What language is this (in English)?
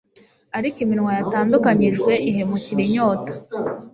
Kinyarwanda